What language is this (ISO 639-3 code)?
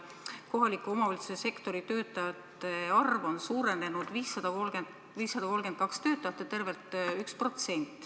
est